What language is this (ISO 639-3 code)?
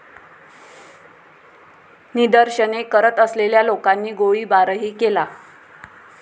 mar